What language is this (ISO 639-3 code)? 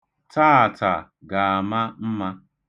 ibo